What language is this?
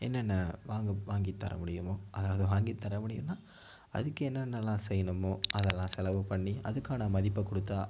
Tamil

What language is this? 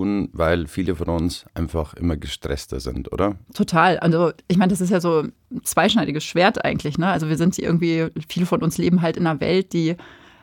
German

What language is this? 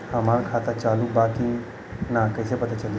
Bhojpuri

